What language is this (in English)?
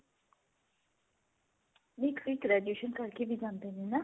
Punjabi